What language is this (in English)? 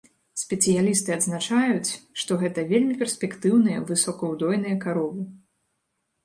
Belarusian